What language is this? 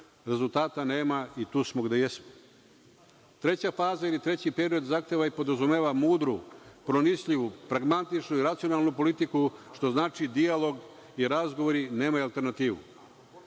Serbian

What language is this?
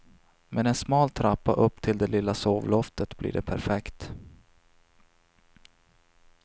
Swedish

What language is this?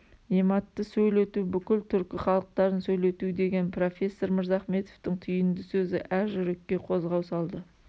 Kazakh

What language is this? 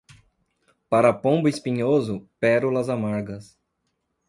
Portuguese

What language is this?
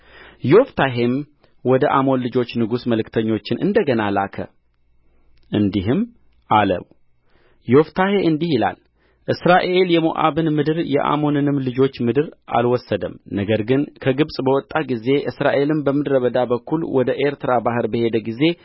Amharic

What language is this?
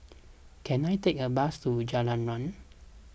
English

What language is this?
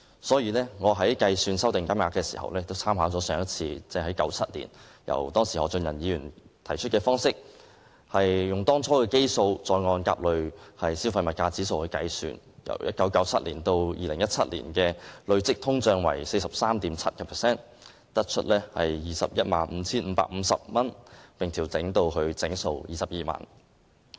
Cantonese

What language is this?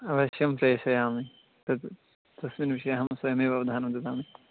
Sanskrit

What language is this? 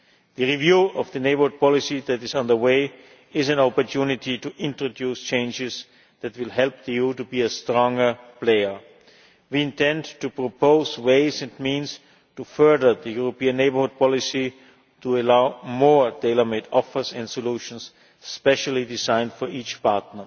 English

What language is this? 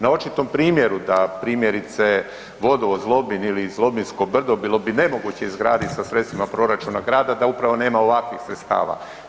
Croatian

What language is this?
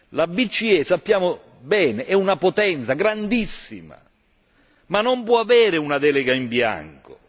Italian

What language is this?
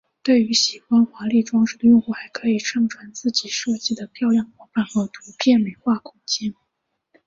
Chinese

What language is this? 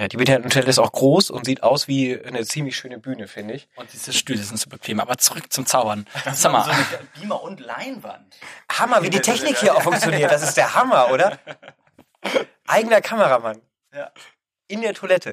German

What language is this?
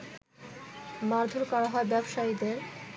Bangla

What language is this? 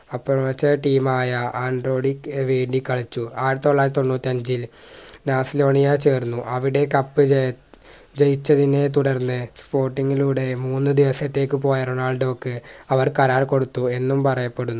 Malayalam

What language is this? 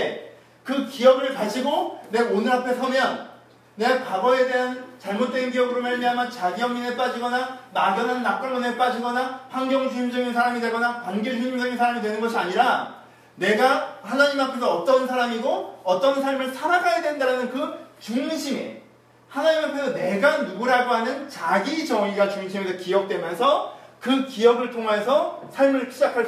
Korean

